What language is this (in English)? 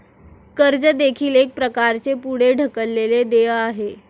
Marathi